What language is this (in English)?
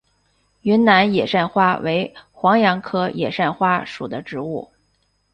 Chinese